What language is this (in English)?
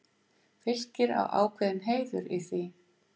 Icelandic